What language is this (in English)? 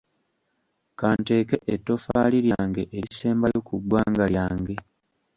Ganda